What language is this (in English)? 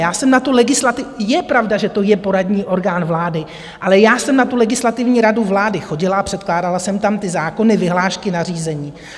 Czech